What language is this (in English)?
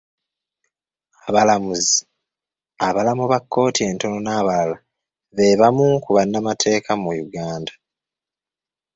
Ganda